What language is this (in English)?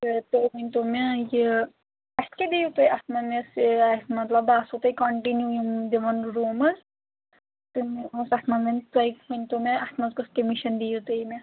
Kashmiri